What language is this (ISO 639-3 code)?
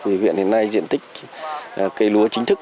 vie